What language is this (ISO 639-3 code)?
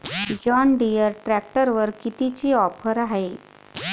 mar